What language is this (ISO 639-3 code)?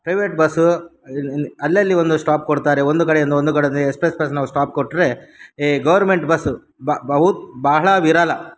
kan